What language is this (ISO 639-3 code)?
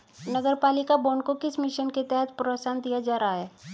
hin